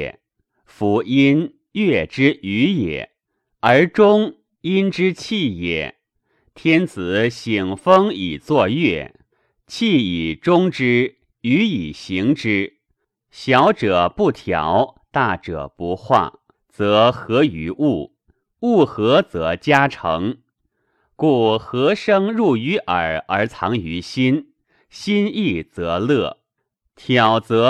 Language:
Chinese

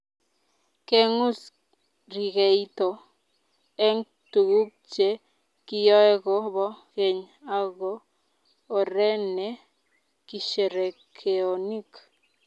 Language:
Kalenjin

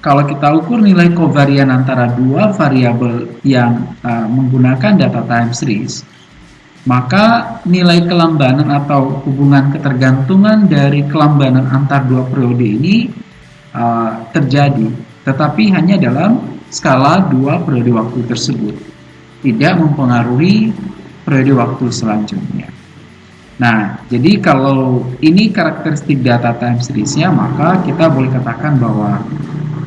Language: Indonesian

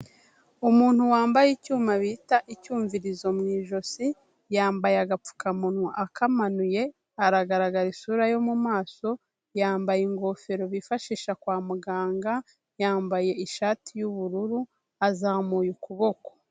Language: Kinyarwanda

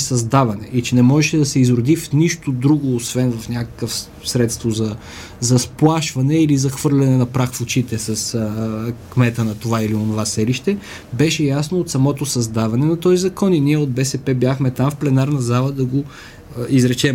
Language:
Bulgarian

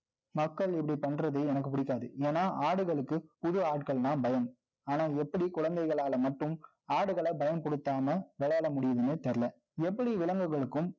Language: Tamil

